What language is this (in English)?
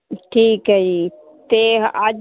Punjabi